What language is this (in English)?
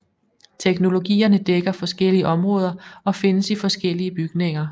Danish